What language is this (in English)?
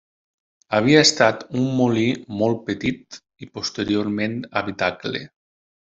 Catalan